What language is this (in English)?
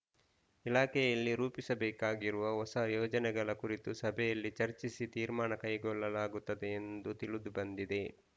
Kannada